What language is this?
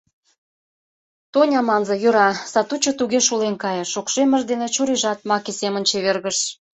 Mari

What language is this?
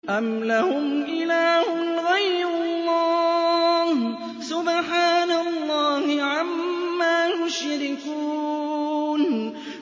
Arabic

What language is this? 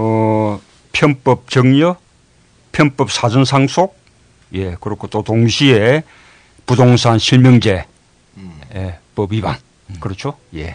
Korean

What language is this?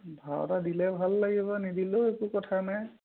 Assamese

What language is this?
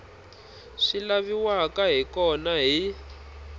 Tsonga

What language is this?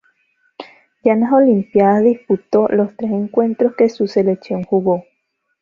Spanish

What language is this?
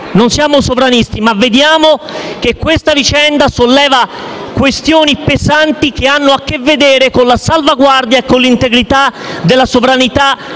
Italian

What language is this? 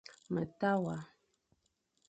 Fang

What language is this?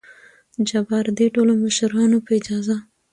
Pashto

